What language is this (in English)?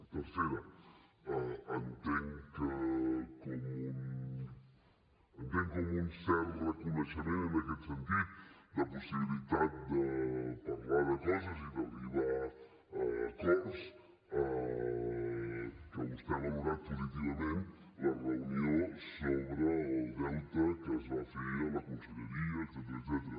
Catalan